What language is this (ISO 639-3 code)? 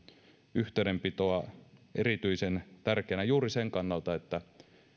fin